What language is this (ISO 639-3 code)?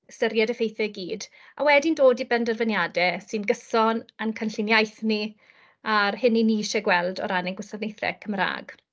cym